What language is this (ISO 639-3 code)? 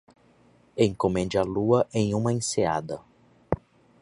por